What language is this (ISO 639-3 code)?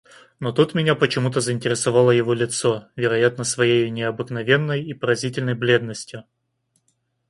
rus